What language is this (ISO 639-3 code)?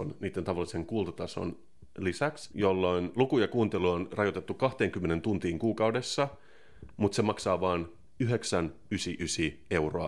fin